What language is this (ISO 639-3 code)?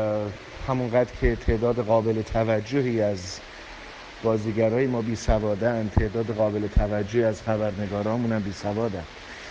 fas